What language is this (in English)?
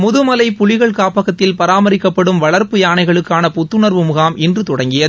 Tamil